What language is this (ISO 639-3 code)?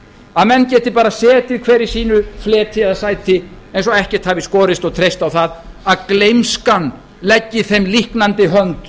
isl